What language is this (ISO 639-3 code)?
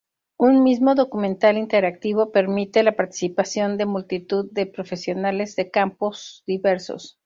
spa